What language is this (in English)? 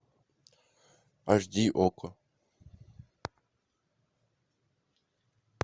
Russian